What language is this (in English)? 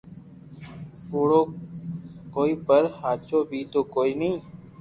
Loarki